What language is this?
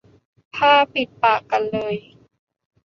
Thai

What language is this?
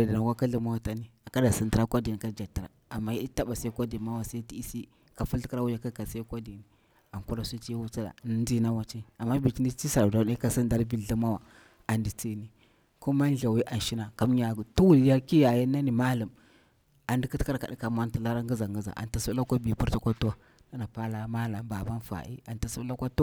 Bura-Pabir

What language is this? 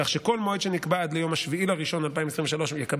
Hebrew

